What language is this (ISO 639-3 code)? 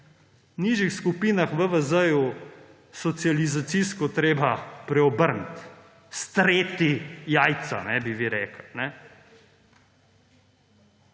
slv